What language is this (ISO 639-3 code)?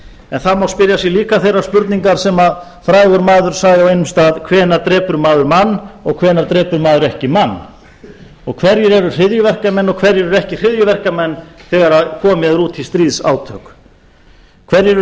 isl